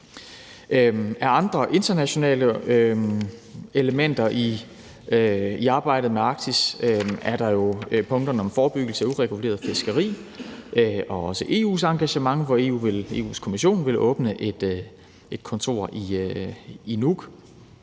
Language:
Danish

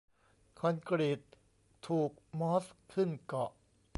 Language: Thai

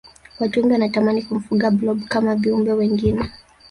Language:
Swahili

